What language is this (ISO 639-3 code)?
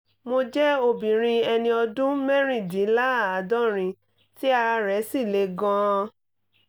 yor